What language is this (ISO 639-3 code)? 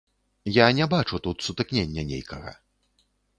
bel